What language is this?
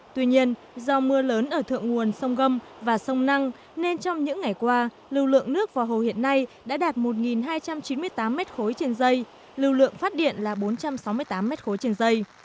Vietnamese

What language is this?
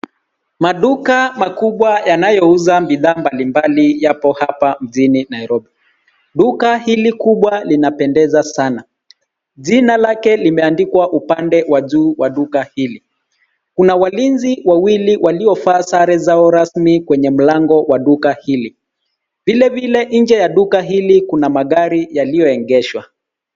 Swahili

